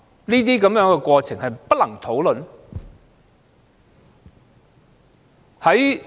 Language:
Cantonese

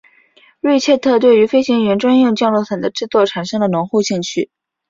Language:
Chinese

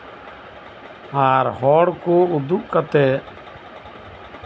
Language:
Santali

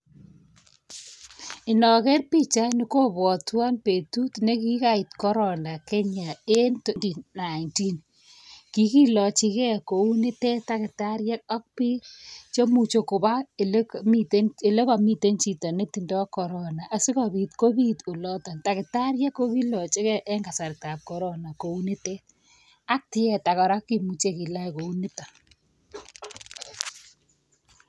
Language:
Kalenjin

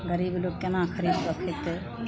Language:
Maithili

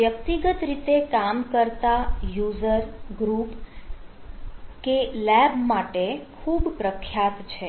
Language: Gujarati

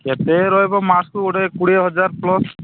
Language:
Odia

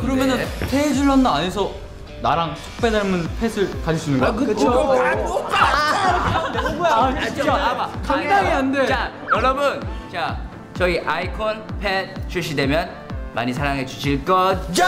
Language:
Korean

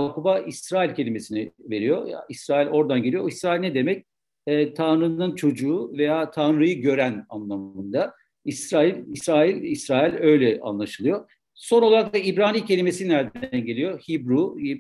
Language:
Turkish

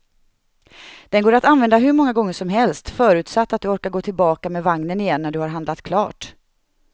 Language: Swedish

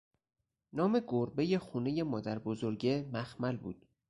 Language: Persian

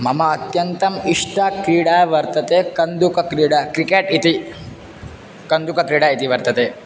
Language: Sanskrit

